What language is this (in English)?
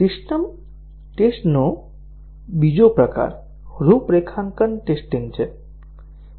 Gujarati